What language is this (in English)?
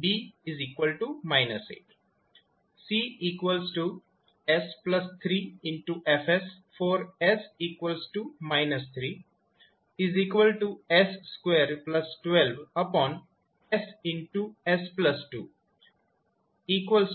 Gujarati